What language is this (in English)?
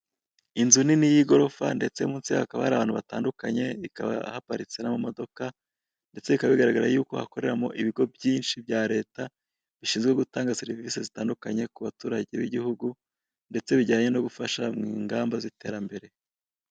Kinyarwanda